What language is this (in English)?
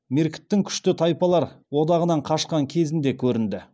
Kazakh